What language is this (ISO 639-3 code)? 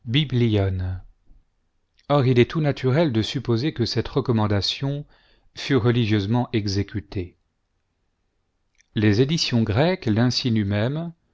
fra